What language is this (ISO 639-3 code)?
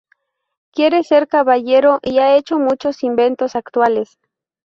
spa